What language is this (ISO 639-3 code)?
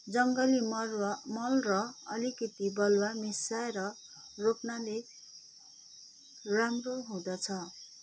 nep